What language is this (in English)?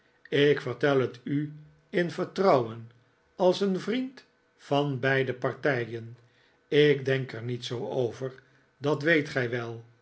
Dutch